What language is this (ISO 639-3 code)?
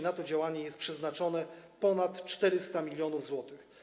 pol